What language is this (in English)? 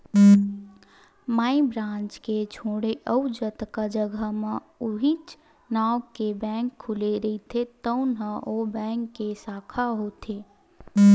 Chhattisgarhi